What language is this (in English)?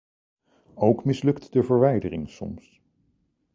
Dutch